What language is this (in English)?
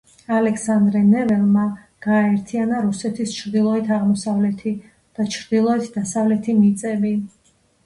Georgian